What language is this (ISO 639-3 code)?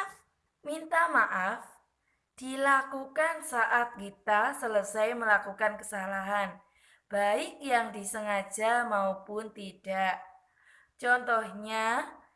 ind